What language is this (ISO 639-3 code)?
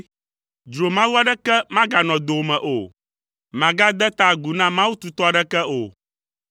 ewe